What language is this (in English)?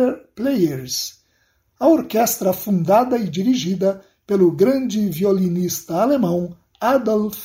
Portuguese